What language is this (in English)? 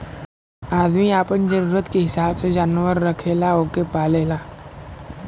Bhojpuri